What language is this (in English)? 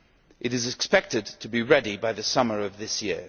English